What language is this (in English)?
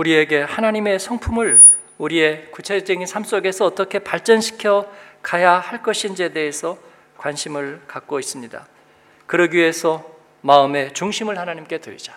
Korean